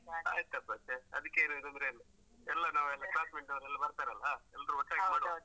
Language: Kannada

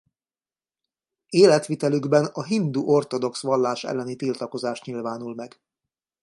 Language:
Hungarian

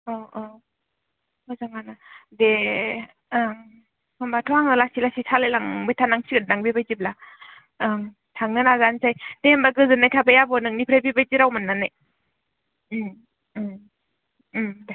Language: Bodo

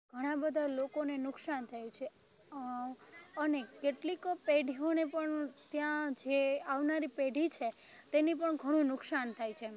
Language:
Gujarati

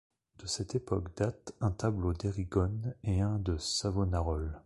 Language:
French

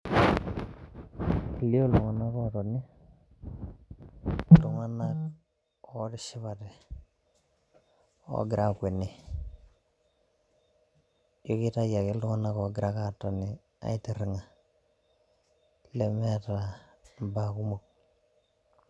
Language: Masai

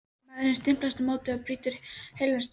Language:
Icelandic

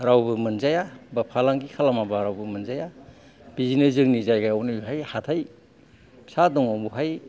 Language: Bodo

